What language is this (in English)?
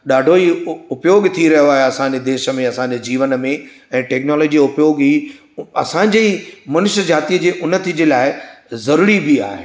Sindhi